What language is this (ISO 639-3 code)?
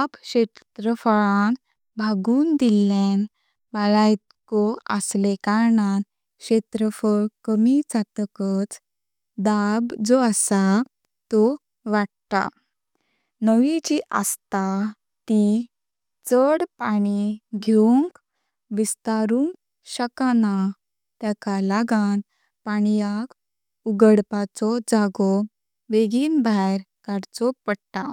kok